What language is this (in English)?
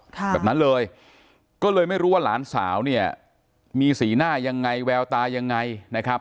Thai